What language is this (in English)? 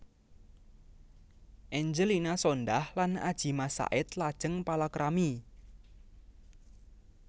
Javanese